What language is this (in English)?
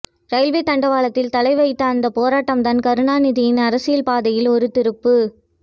Tamil